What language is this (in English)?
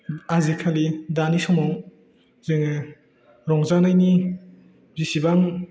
Bodo